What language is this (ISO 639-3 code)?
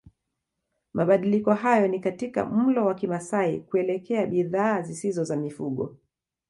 swa